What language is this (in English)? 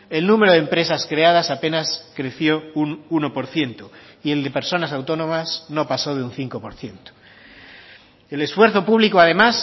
Spanish